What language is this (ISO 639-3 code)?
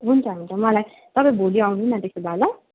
nep